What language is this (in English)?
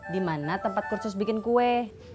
Indonesian